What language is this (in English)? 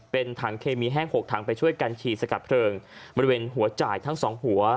Thai